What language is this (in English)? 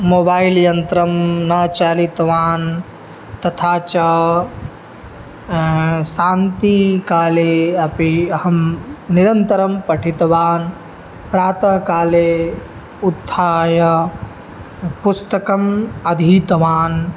Sanskrit